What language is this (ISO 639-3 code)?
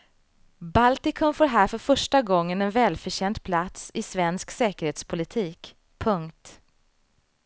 swe